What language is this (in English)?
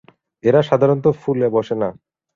Bangla